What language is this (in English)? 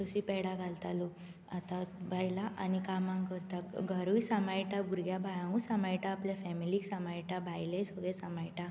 Konkani